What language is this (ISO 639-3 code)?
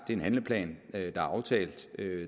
dan